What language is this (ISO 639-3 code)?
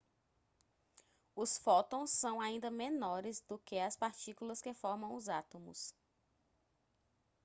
por